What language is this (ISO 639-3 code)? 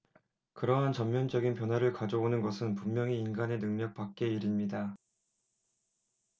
kor